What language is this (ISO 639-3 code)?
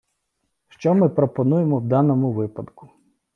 ukr